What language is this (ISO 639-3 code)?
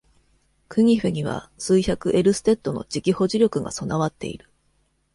jpn